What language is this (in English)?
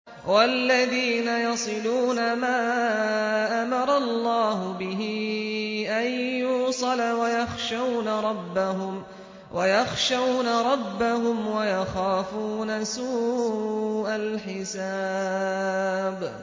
Arabic